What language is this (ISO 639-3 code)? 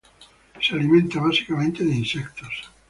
spa